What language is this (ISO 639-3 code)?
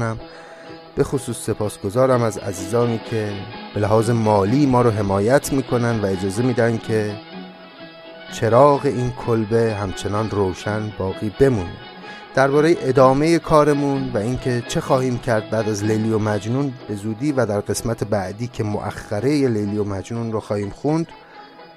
fas